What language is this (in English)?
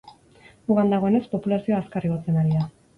Basque